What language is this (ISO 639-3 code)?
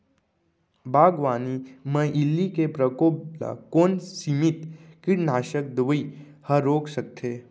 hne